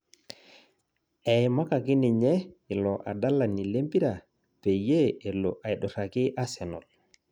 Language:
Masai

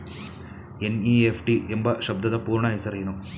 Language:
Kannada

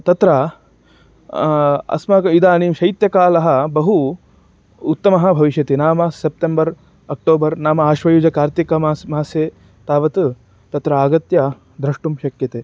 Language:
Sanskrit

